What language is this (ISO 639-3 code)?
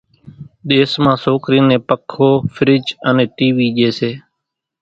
gjk